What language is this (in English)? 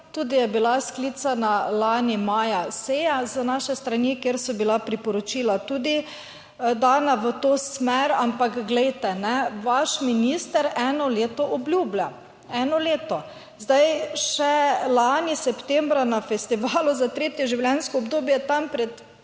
Slovenian